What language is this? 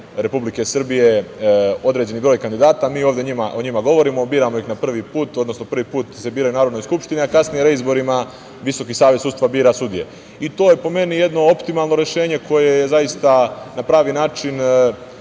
Serbian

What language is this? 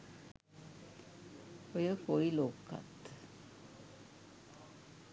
Sinhala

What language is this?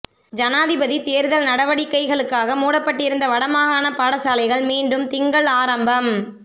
Tamil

